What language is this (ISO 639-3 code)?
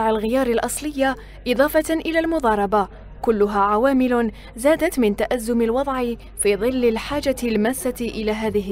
ara